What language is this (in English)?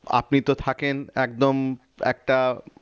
Bangla